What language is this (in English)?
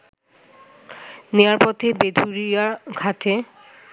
Bangla